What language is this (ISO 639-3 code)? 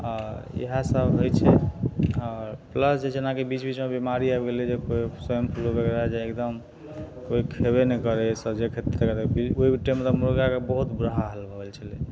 mai